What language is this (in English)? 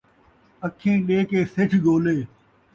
Saraiki